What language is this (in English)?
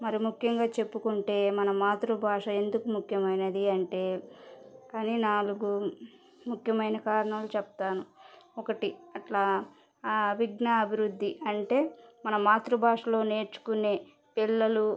Telugu